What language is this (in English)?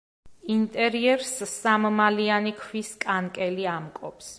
Georgian